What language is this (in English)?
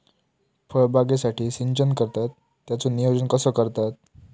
Marathi